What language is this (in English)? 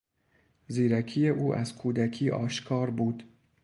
Persian